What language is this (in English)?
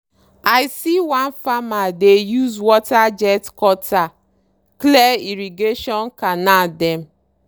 Nigerian Pidgin